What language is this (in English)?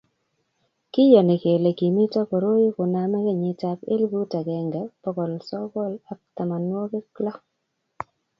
Kalenjin